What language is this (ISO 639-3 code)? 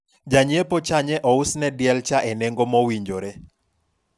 luo